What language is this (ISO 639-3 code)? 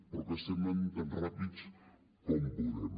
cat